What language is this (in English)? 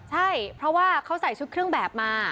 Thai